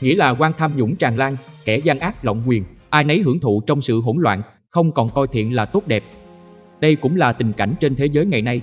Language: Vietnamese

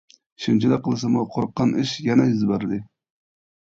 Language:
Uyghur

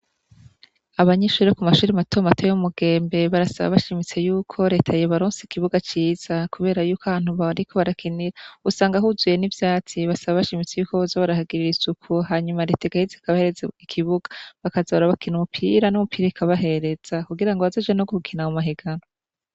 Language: Rundi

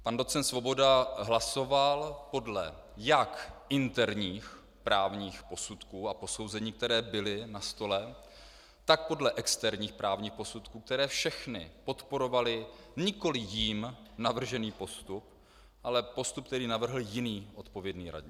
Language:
Czech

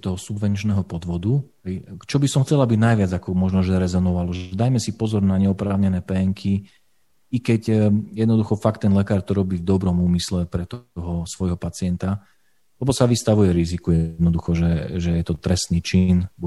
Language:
Slovak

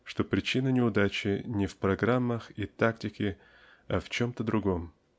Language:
Russian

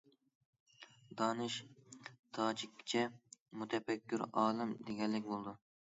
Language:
Uyghur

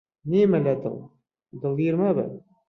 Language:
Central Kurdish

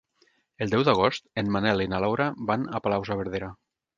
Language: Catalan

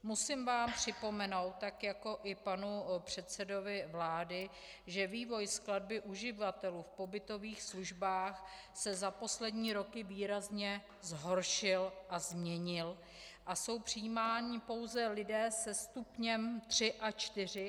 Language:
Czech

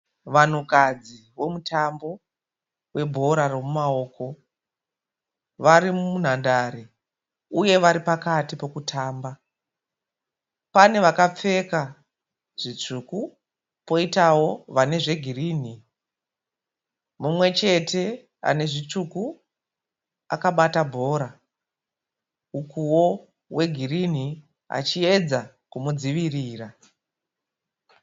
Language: Shona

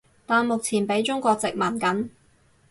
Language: Cantonese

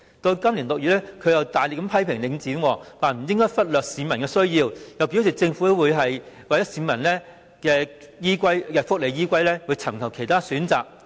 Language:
Cantonese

